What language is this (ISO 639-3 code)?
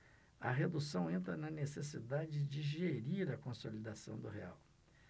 por